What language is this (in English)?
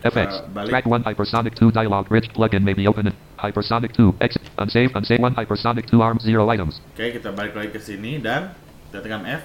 Indonesian